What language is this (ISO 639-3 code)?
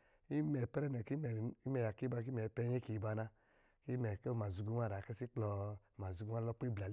mgi